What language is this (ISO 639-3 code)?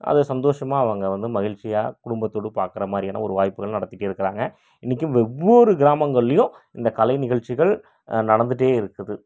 tam